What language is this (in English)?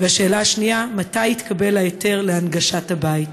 Hebrew